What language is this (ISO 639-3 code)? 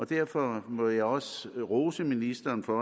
dan